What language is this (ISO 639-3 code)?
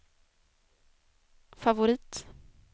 swe